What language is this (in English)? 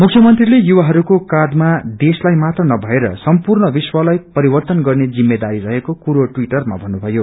Nepali